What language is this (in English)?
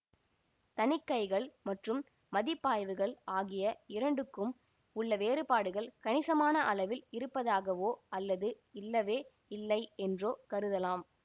Tamil